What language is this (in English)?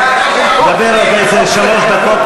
Hebrew